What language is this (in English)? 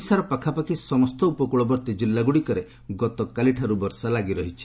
Odia